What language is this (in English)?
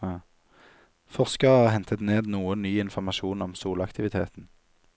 Norwegian